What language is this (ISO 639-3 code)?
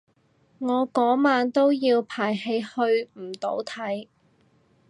yue